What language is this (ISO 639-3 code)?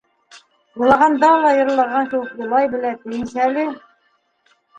bak